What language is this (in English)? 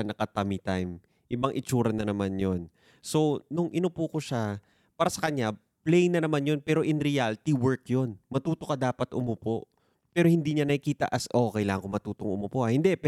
Filipino